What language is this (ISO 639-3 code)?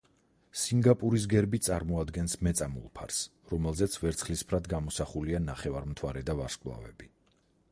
kat